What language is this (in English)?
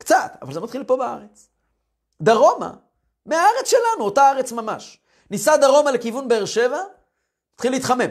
Hebrew